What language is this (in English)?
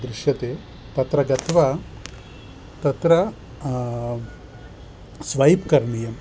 Sanskrit